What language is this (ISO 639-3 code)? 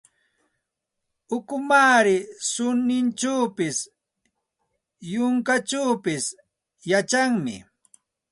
qxt